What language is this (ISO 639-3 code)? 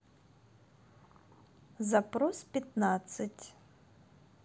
rus